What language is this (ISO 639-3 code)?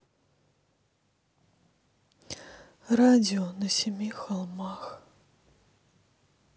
rus